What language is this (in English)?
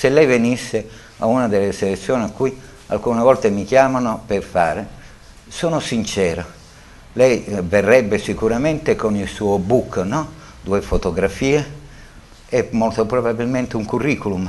Italian